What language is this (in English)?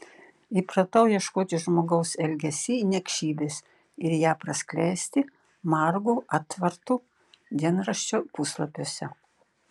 Lithuanian